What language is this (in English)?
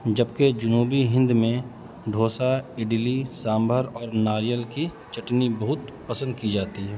Urdu